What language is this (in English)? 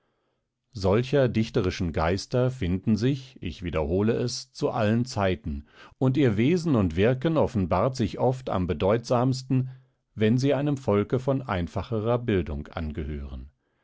German